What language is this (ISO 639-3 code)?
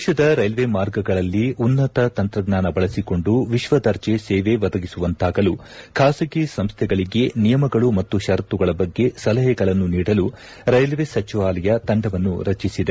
kan